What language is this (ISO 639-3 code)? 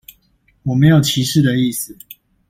zho